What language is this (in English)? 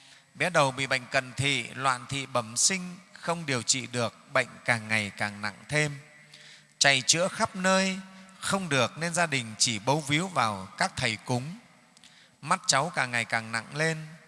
Vietnamese